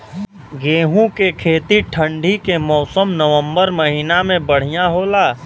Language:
Bhojpuri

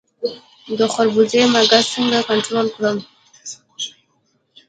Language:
Pashto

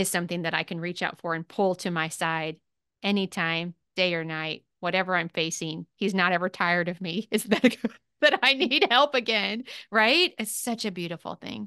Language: English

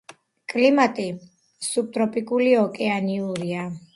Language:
Georgian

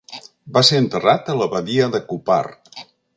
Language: Catalan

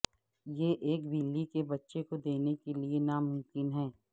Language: Urdu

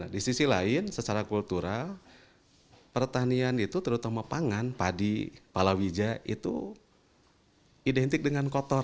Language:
Indonesian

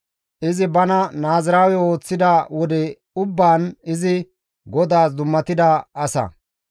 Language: Gamo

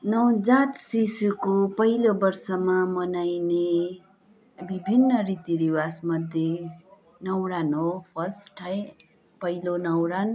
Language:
Nepali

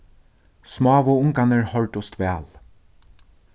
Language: Faroese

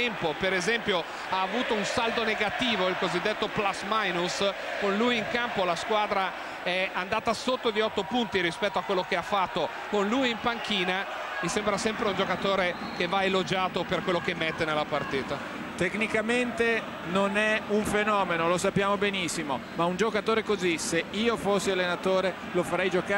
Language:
Italian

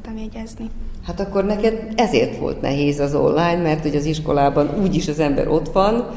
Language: Hungarian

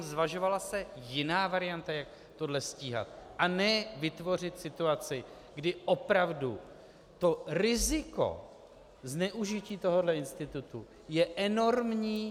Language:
Czech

